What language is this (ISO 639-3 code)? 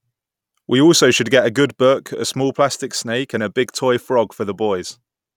eng